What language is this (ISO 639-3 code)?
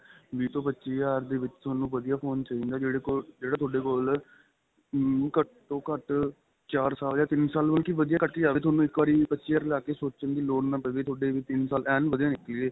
pan